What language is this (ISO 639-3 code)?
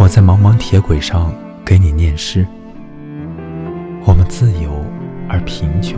zho